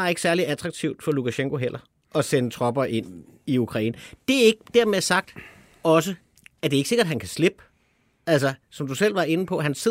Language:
Danish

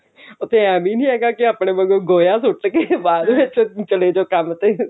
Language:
Punjabi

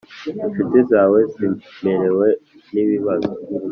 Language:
Kinyarwanda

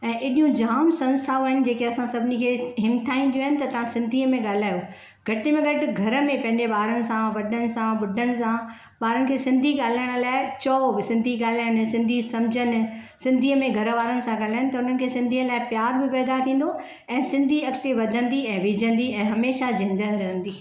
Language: Sindhi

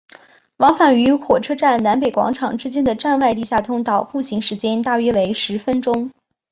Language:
Chinese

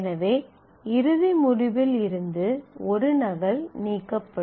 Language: Tamil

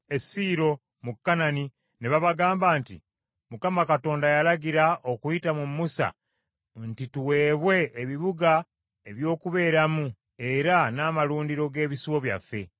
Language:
Ganda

